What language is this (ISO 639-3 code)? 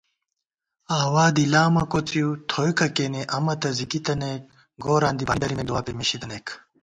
gwt